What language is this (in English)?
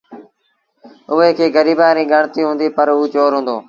Sindhi Bhil